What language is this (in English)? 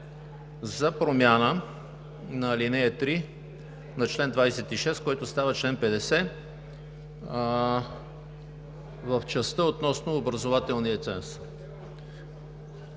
Bulgarian